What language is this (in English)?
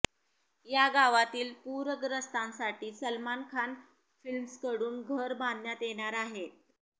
Marathi